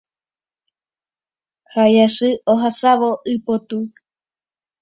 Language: Guarani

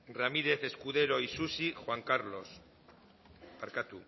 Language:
Basque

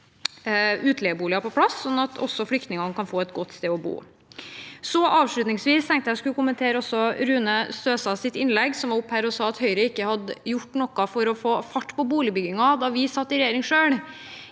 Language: Norwegian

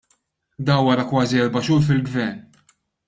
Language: Maltese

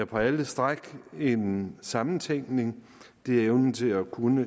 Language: Danish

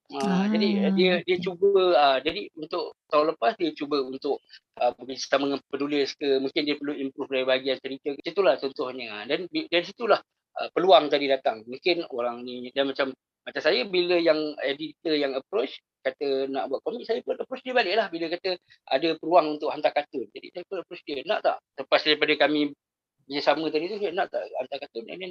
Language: Malay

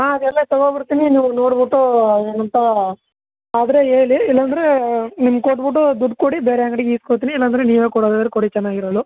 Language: Kannada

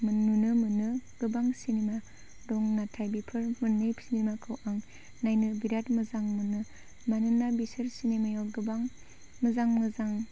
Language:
Bodo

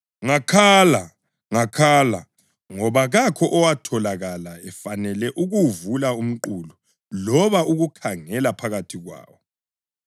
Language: North Ndebele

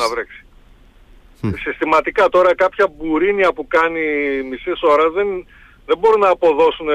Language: Greek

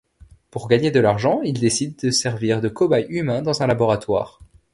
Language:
French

